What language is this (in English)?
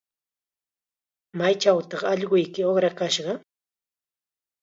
Chiquián Ancash Quechua